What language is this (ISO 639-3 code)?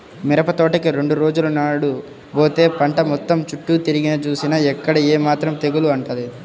tel